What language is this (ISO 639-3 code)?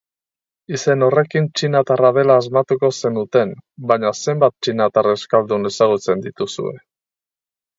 eus